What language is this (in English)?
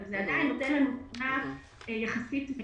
Hebrew